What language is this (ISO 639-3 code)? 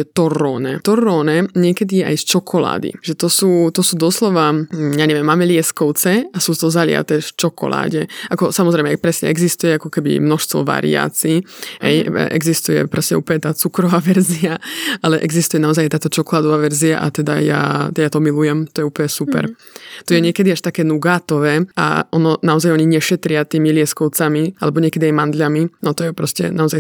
slk